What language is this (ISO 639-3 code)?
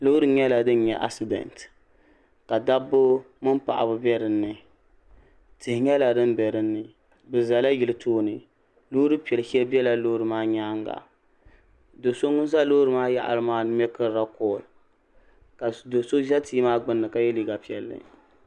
dag